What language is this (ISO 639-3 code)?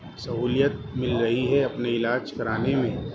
urd